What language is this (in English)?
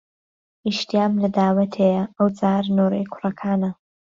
Central Kurdish